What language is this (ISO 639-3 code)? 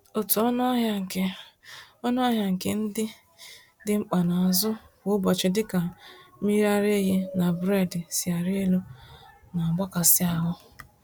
ibo